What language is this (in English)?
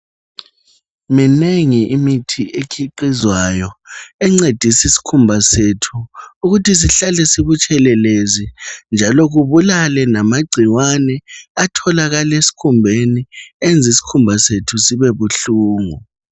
North Ndebele